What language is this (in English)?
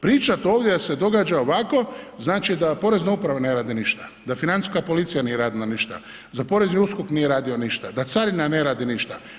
Croatian